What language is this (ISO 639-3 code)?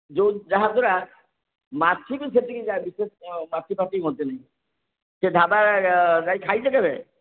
ori